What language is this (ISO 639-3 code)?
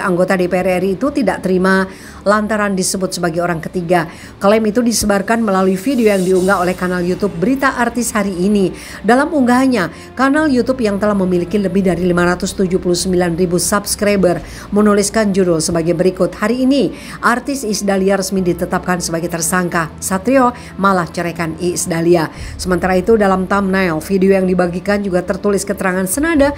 ind